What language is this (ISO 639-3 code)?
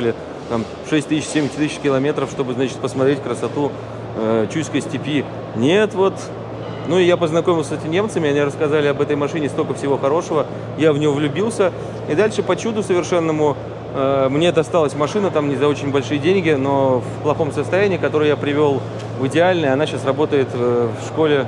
rus